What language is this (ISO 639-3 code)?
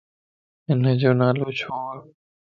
lss